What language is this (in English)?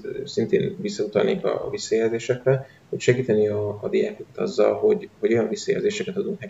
Hungarian